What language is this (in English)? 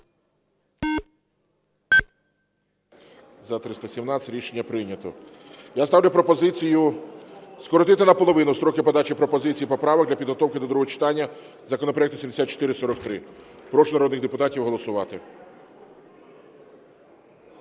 Ukrainian